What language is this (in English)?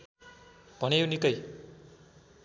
Nepali